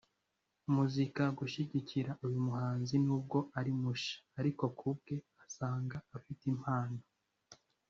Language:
Kinyarwanda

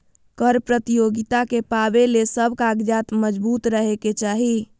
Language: Magahi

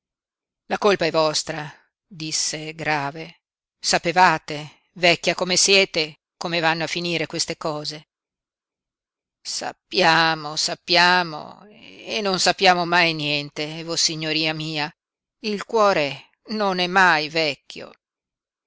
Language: Italian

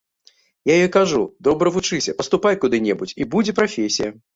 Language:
Belarusian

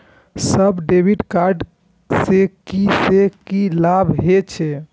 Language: Maithili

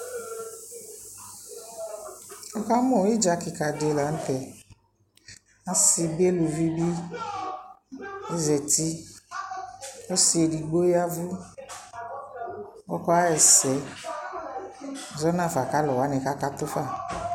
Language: Ikposo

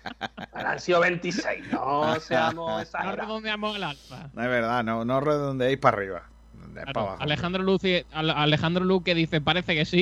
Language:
Spanish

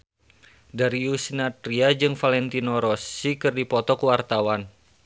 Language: Sundanese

